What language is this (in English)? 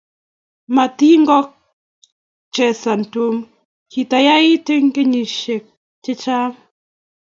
Kalenjin